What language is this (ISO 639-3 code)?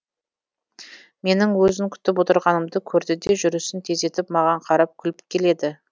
kaz